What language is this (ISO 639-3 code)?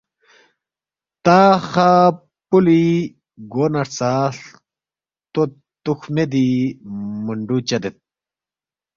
bft